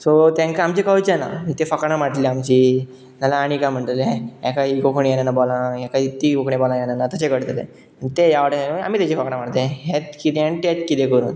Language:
Konkani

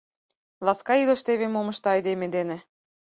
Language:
Mari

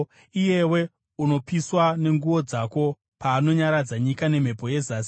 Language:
Shona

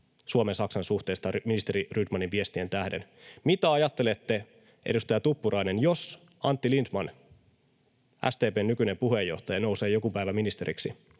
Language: Finnish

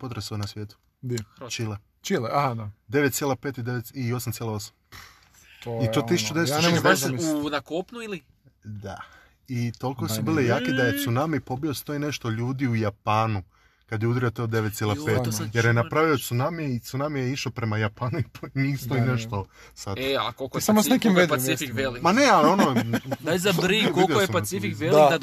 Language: Croatian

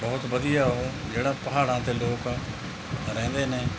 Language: Punjabi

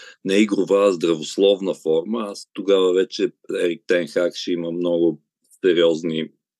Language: Bulgarian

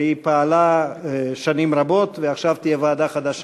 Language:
Hebrew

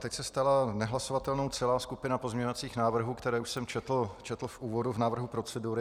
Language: Czech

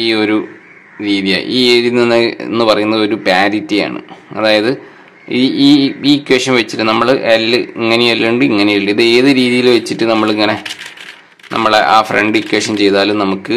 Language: Malayalam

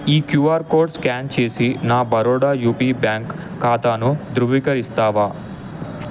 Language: Telugu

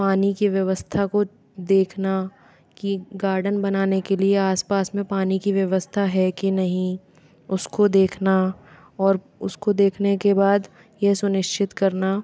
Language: Hindi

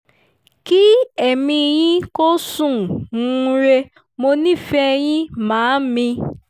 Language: Yoruba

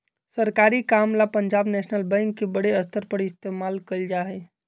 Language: Magahi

